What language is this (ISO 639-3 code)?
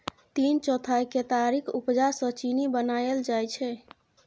mai